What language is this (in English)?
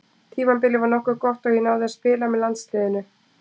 Icelandic